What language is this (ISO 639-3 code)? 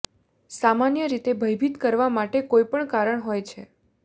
guj